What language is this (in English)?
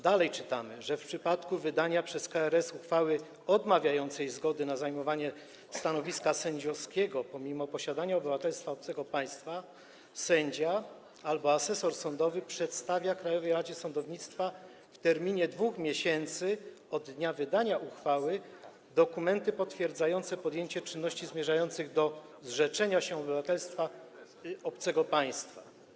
Polish